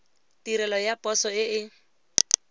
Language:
Tswana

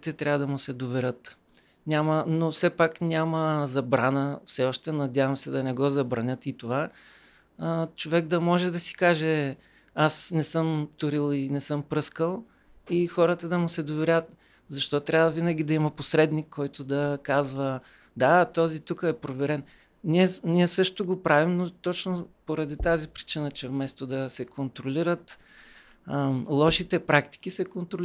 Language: Bulgarian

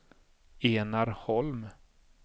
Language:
Swedish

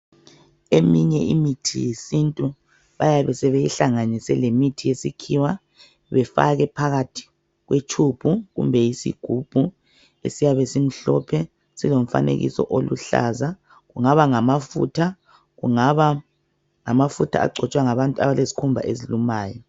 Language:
North Ndebele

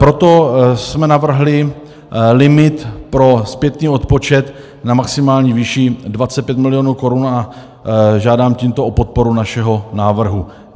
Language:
Czech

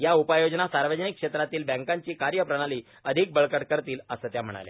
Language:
Marathi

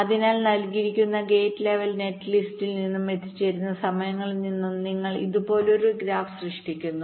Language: Malayalam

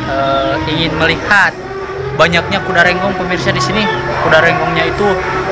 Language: Indonesian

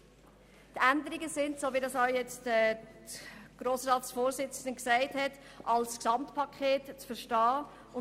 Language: Swiss German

